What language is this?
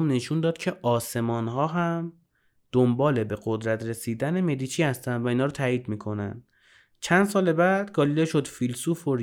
Persian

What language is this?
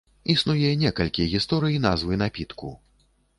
Belarusian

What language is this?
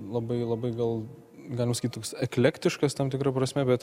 Lithuanian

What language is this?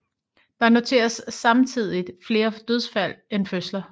Danish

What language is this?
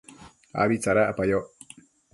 Matsés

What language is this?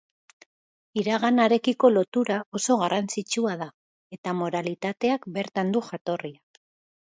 Basque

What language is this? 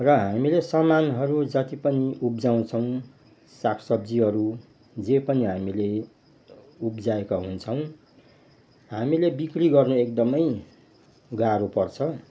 Nepali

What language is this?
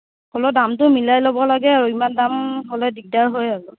Assamese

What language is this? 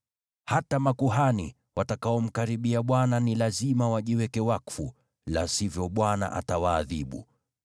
Swahili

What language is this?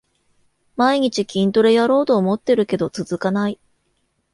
Japanese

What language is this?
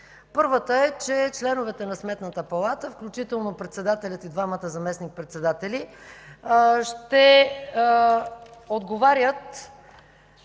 Bulgarian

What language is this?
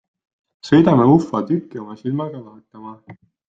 Estonian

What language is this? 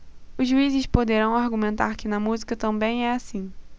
Portuguese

